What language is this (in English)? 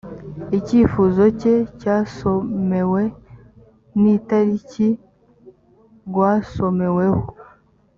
Kinyarwanda